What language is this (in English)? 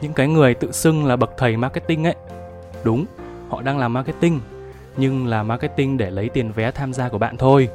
Vietnamese